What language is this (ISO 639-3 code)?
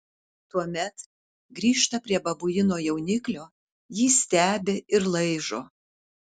lit